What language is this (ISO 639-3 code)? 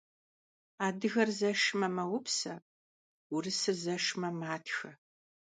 kbd